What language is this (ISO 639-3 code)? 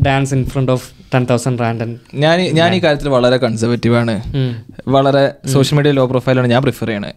mal